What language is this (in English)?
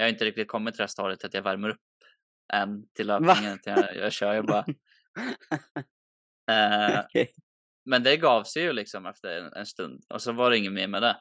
Swedish